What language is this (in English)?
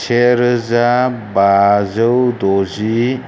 Bodo